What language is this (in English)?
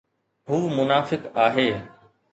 Sindhi